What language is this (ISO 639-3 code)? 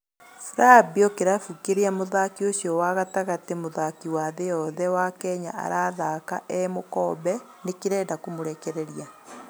kik